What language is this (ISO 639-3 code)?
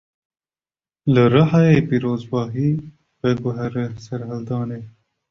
kur